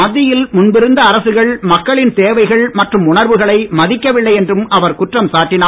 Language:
Tamil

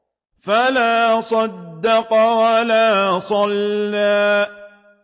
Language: Arabic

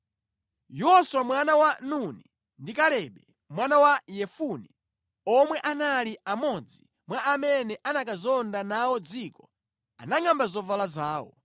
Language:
Nyanja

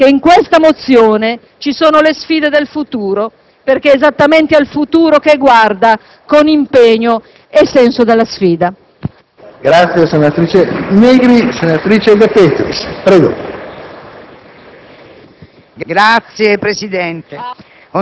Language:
Italian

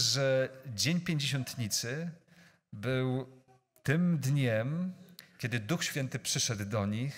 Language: Polish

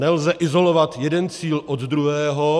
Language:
Czech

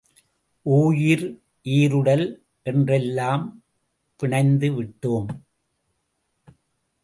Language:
Tamil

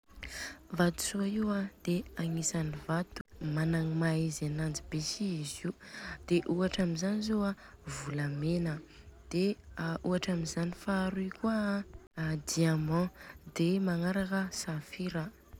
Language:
Southern Betsimisaraka Malagasy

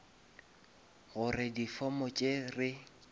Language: Northern Sotho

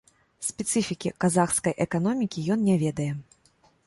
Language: Belarusian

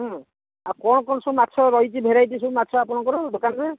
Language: Odia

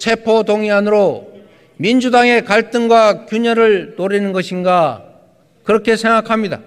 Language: Korean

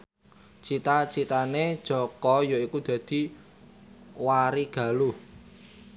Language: Javanese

